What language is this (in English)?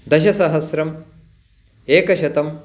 Sanskrit